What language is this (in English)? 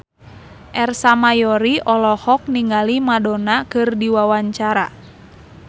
Sundanese